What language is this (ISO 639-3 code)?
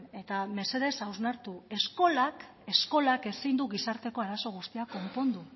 eus